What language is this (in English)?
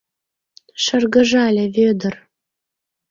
Mari